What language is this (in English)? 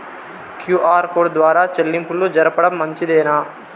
Telugu